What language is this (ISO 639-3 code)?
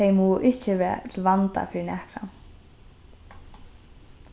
fao